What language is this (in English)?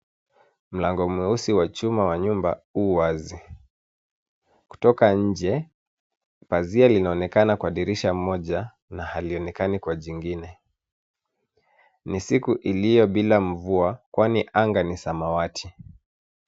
Swahili